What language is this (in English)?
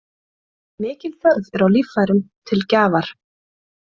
Icelandic